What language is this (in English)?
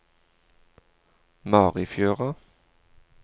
Norwegian